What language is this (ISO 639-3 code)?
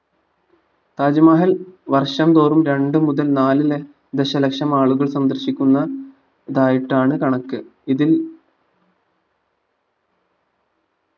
mal